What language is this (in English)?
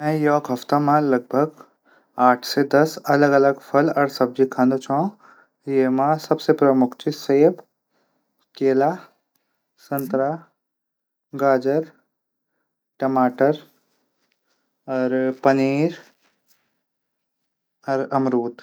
Garhwali